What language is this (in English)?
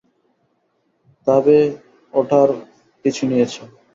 Bangla